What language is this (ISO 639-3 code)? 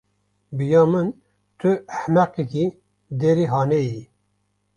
kur